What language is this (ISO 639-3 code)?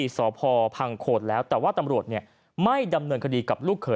tha